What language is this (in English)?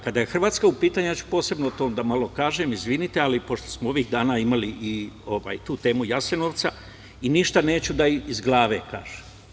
Serbian